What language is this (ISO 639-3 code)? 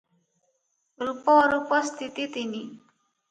ori